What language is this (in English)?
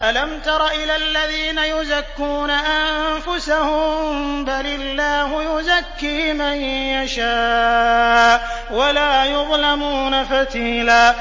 Arabic